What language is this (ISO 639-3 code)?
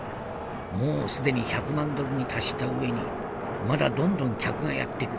jpn